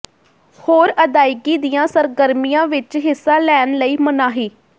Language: Punjabi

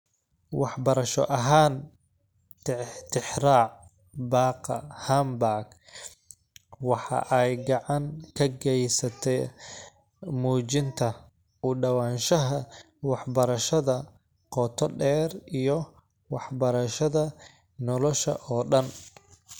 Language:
Somali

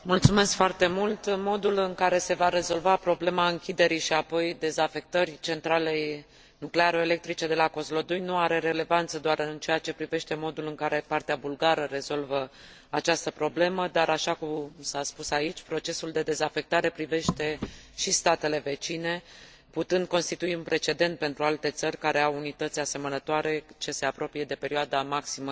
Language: Romanian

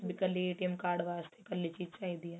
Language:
Punjabi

